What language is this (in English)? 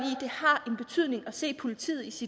Danish